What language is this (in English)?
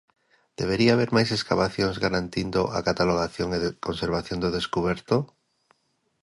Galician